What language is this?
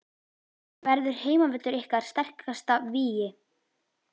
Icelandic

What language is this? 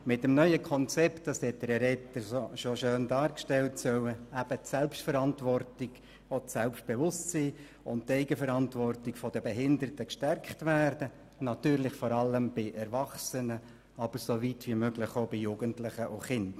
Swiss German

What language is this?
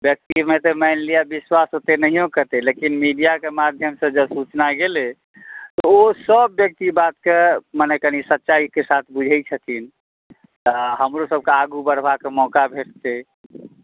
Maithili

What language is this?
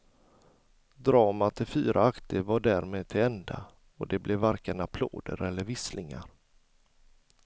Swedish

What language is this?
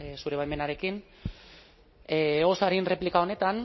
Basque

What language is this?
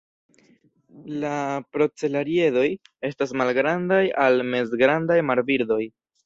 Esperanto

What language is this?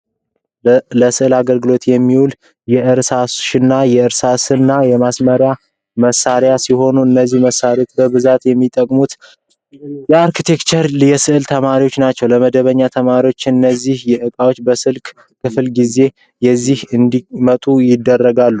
Amharic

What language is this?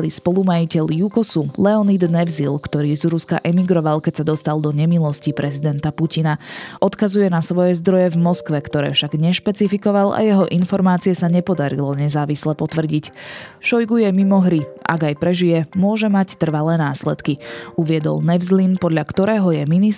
Slovak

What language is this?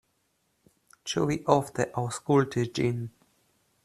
Esperanto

